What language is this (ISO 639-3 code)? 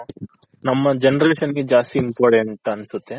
kan